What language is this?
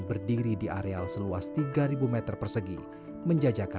Indonesian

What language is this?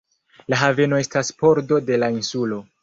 Esperanto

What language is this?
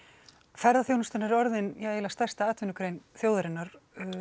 Icelandic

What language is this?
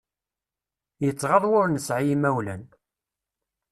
Kabyle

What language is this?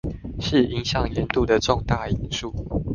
Chinese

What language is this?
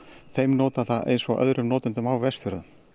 Icelandic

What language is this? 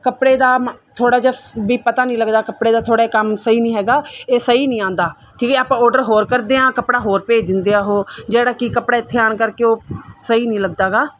Punjabi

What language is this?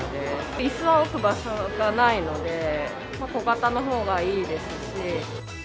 Japanese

